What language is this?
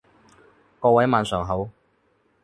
Cantonese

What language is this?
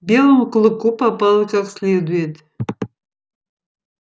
Russian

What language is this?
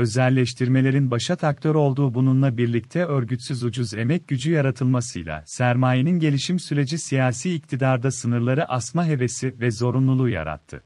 Turkish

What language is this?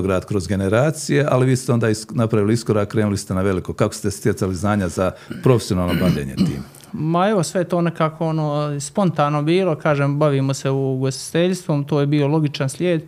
Croatian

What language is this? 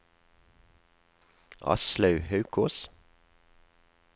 Norwegian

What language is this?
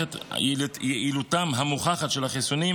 Hebrew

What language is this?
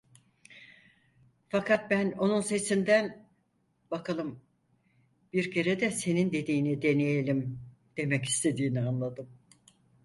Turkish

